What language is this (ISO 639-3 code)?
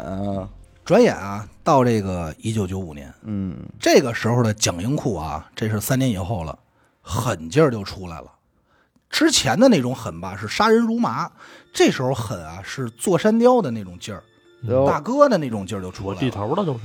zho